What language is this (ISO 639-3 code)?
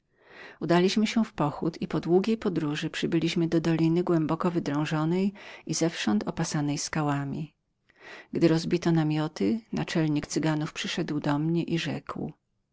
pol